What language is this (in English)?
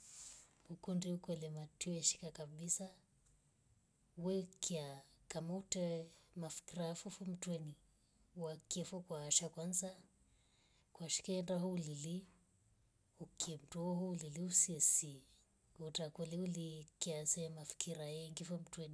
Rombo